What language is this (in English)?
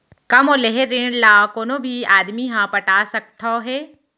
Chhattisgarhi